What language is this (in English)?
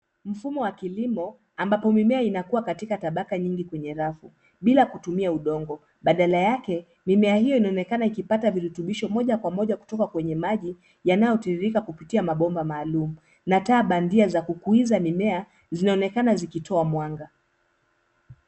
Swahili